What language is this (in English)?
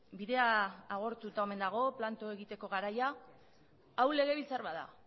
Basque